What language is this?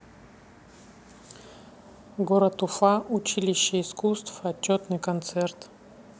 Russian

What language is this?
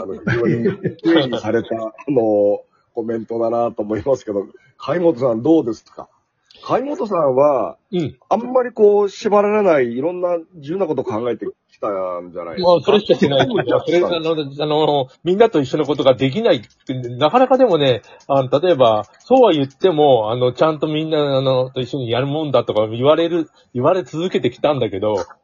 Japanese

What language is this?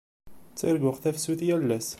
Kabyle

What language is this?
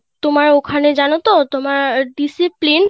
Bangla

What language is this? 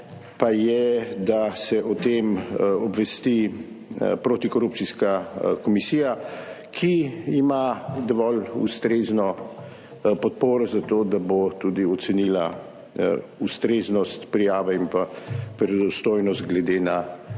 Slovenian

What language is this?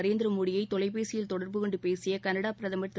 Tamil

